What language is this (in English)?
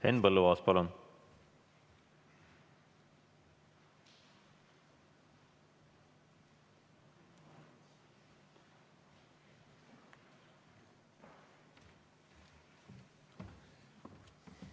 Estonian